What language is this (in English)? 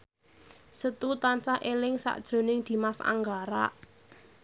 Javanese